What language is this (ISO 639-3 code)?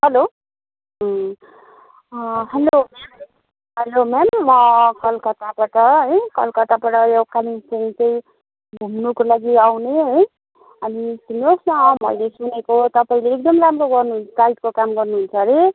nep